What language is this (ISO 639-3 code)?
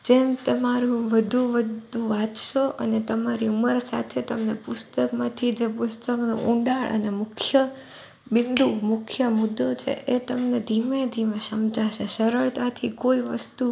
guj